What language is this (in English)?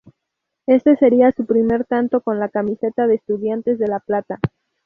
Spanish